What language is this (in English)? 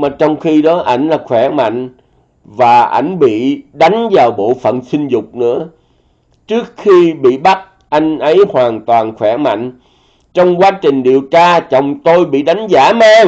Vietnamese